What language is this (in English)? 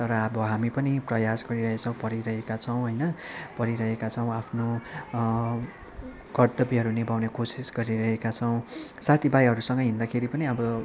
Nepali